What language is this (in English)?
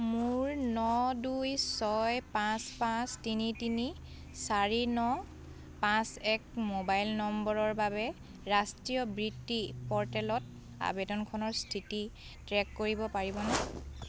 Assamese